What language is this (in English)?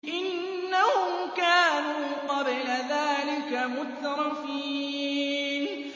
Arabic